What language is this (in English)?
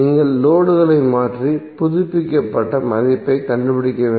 Tamil